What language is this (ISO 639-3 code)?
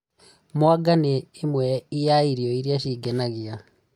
kik